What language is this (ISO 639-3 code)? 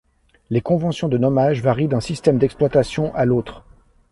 fra